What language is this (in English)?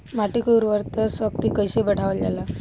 Bhojpuri